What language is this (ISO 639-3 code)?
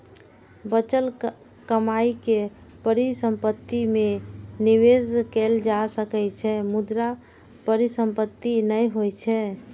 mai